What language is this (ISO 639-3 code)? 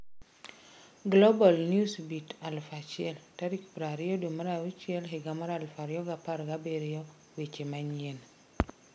luo